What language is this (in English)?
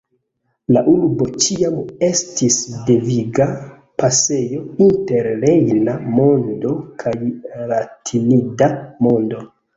Esperanto